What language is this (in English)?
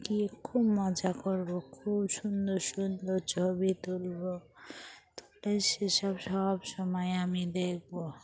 Bangla